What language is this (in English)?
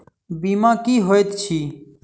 Maithili